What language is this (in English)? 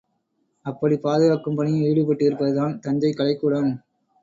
Tamil